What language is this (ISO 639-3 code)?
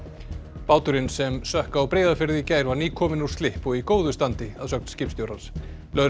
isl